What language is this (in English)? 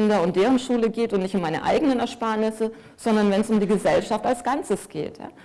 German